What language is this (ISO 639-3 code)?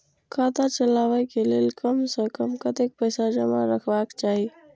mai